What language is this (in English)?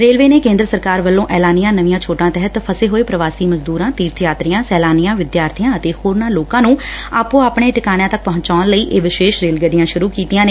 Punjabi